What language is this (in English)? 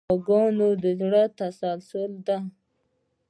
Pashto